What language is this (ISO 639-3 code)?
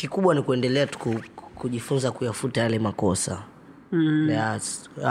swa